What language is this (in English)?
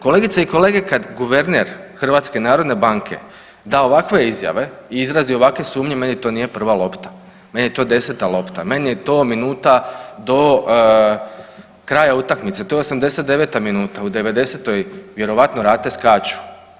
Croatian